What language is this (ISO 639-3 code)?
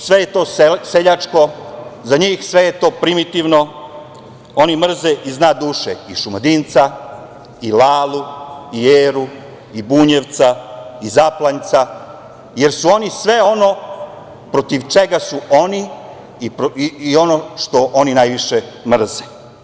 srp